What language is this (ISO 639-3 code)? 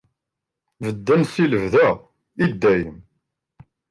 kab